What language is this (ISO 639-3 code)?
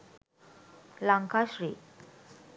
sin